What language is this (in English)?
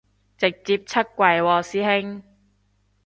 Cantonese